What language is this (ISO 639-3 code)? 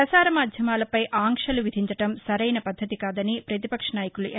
tel